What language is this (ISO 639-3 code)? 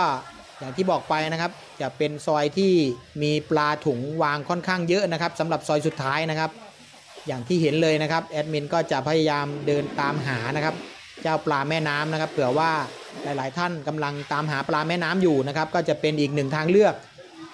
tha